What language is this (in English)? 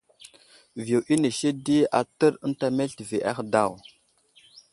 Wuzlam